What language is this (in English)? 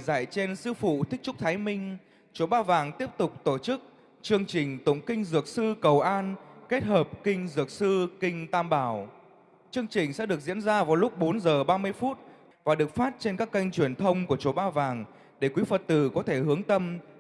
Vietnamese